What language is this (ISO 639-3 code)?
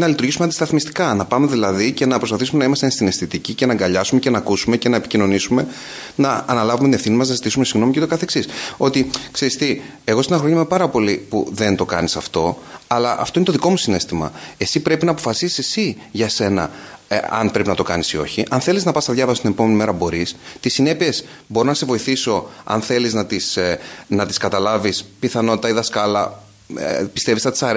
ell